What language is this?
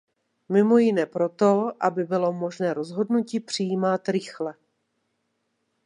Czech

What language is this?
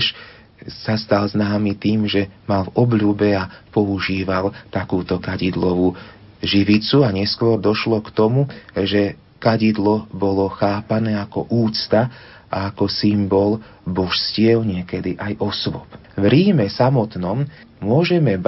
Slovak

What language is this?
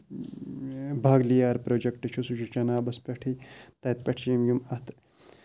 Kashmiri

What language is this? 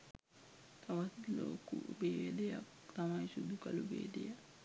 Sinhala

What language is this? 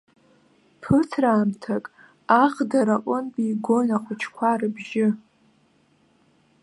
Abkhazian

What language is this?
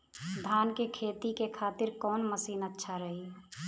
Bhojpuri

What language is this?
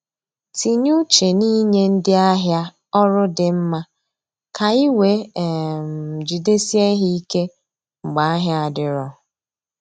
Igbo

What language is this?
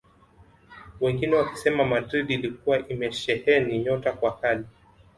Swahili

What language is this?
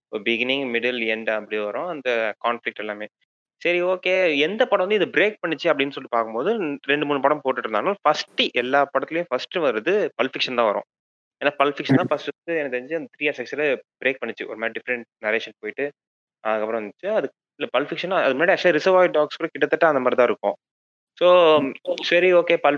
Tamil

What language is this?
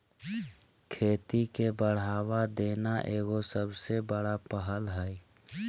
Magahi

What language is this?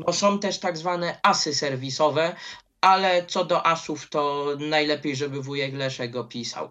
Polish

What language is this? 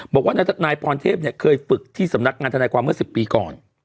Thai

